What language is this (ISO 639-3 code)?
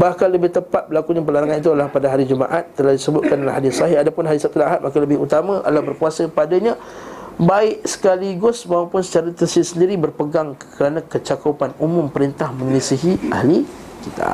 msa